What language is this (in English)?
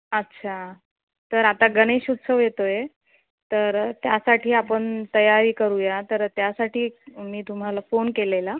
Marathi